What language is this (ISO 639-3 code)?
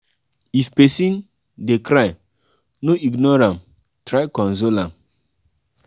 pcm